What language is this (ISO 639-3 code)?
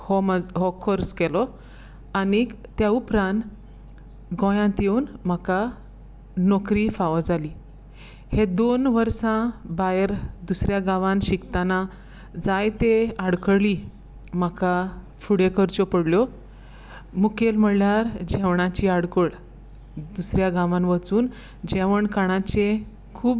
kok